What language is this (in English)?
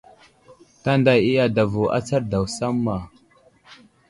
Wuzlam